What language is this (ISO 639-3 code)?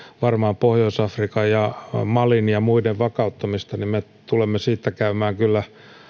fin